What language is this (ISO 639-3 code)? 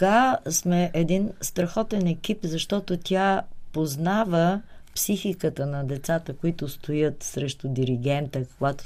bul